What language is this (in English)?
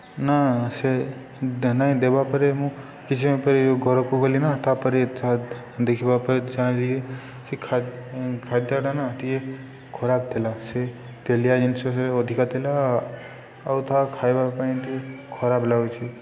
Odia